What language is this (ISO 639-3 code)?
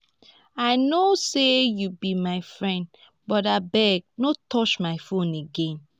pcm